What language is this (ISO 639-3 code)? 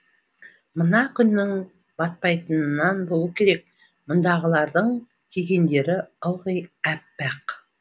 kaz